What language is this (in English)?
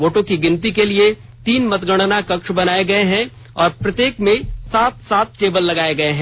Hindi